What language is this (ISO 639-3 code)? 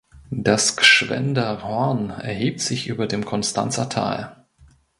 deu